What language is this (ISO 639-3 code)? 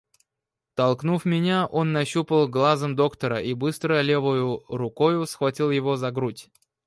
rus